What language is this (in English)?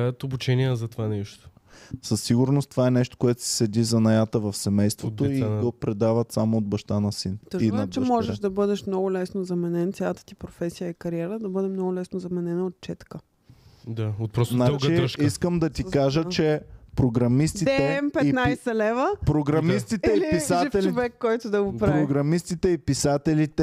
Bulgarian